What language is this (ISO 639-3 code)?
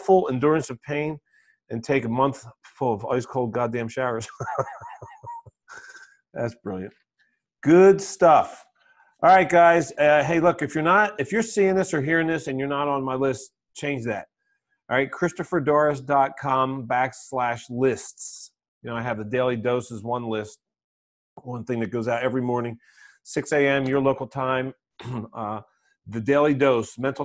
eng